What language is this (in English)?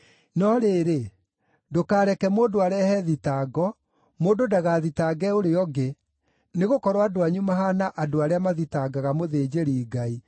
Kikuyu